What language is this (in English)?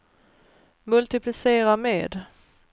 Swedish